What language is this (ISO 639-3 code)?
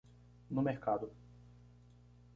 por